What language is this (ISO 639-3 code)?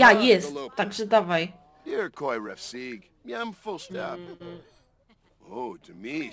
pol